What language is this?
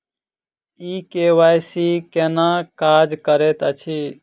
Maithili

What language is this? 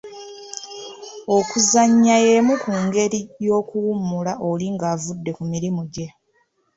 Ganda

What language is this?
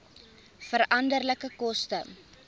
Afrikaans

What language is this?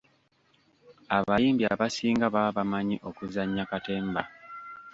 Ganda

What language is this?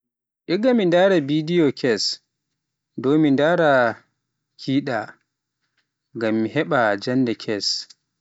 Pular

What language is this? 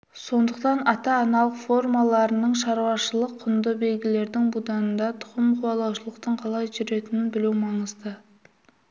Kazakh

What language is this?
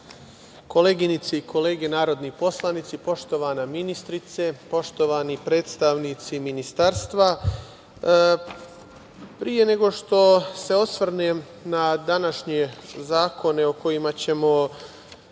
Serbian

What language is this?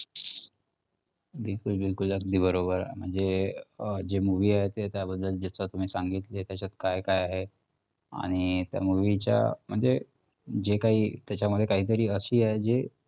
Marathi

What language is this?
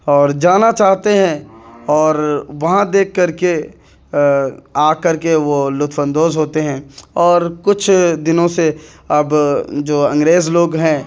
Urdu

